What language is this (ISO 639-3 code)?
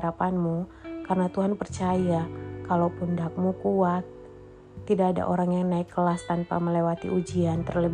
ind